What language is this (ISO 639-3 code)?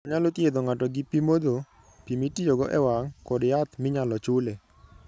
luo